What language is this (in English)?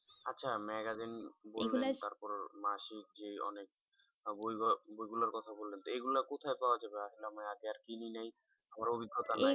Bangla